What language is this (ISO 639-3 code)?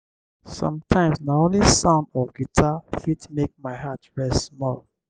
pcm